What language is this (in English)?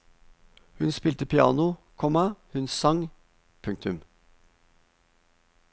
Norwegian